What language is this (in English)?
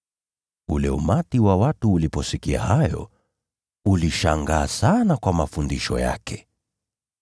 Swahili